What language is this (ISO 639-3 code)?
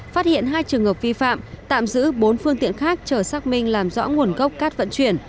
vie